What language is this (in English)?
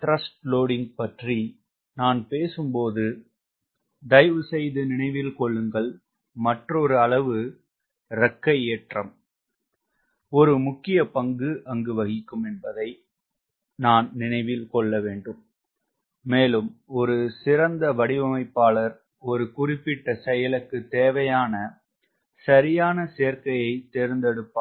Tamil